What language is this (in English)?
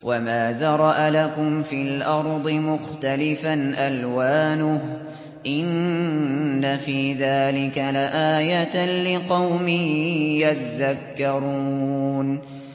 Arabic